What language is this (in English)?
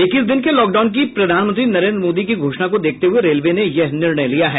Hindi